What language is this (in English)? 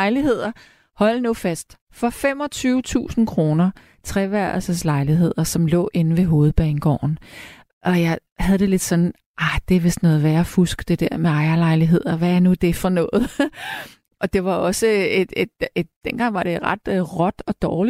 Danish